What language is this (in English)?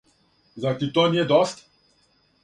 Serbian